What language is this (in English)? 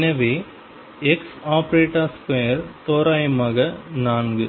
Tamil